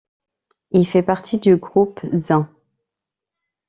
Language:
French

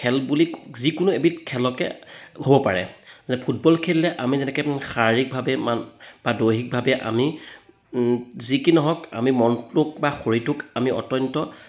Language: Assamese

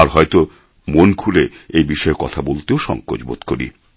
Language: Bangla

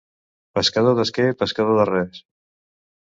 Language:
Catalan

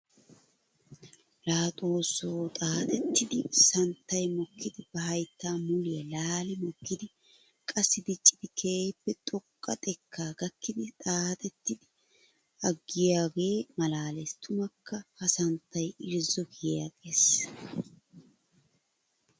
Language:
Wolaytta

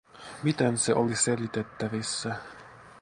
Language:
Finnish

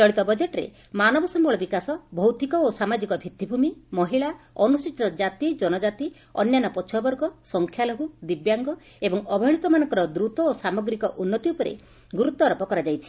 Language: Odia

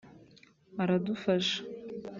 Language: Kinyarwanda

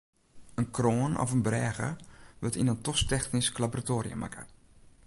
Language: Western Frisian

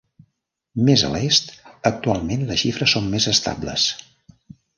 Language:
Catalan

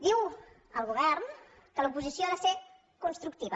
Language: Catalan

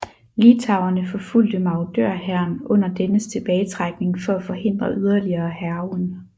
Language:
Danish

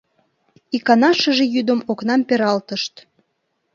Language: Mari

